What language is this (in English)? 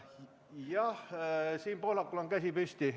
Estonian